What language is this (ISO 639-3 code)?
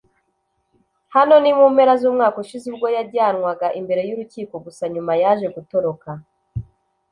kin